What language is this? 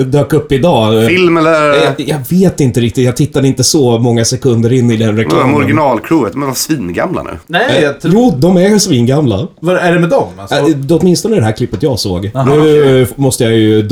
Swedish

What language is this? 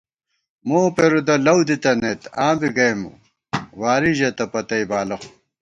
Gawar-Bati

